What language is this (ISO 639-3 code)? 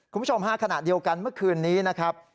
tha